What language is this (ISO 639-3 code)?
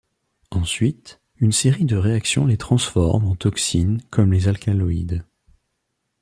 fra